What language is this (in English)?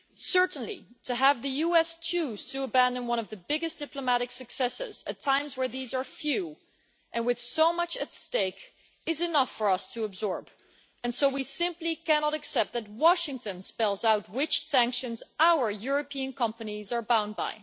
English